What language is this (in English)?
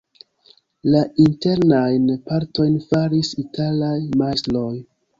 Esperanto